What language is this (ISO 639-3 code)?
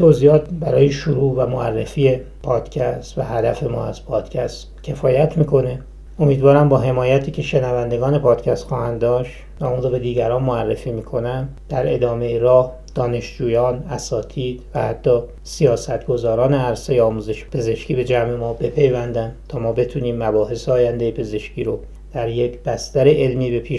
fas